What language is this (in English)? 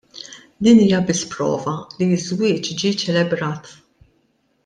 Maltese